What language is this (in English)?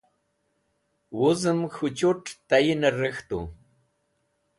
Wakhi